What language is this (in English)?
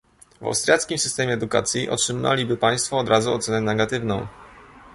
Polish